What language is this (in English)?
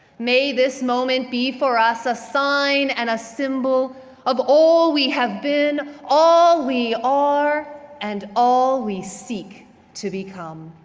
English